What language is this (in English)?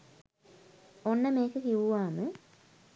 Sinhala